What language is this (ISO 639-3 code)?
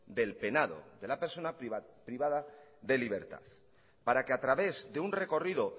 spa